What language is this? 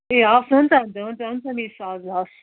Nepali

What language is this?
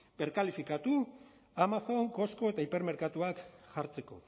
Basque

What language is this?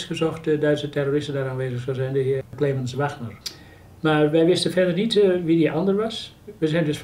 Dutch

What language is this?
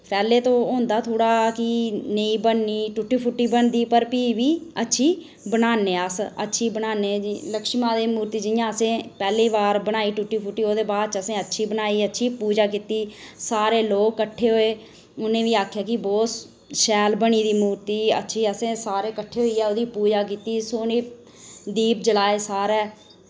Dogri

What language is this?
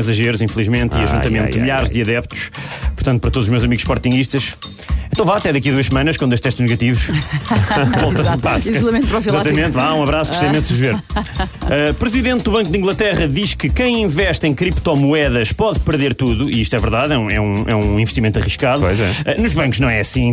Portuguese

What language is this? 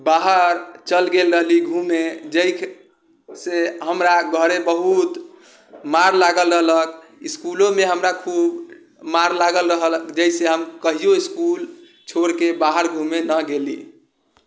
Maithili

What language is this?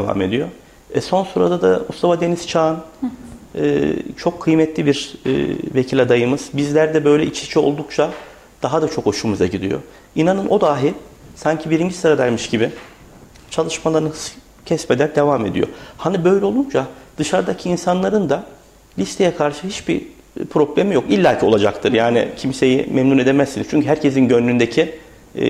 Turkish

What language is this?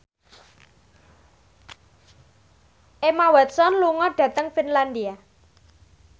Javanese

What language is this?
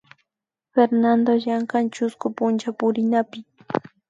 Imbabura Highland Quichua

